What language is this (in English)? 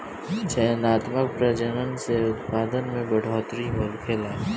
Bhojpuri